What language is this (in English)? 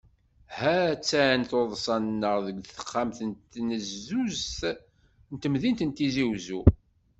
Kabyle